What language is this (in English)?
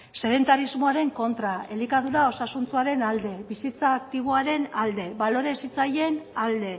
Basque